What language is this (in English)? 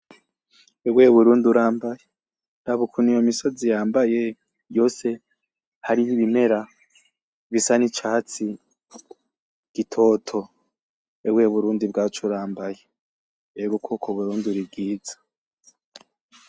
Rundi